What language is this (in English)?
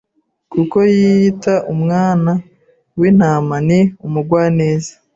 Kinyarwanda